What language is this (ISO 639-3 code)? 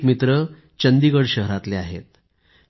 mar